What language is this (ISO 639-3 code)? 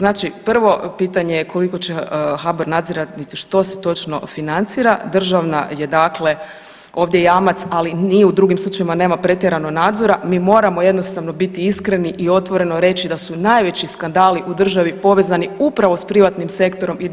hrv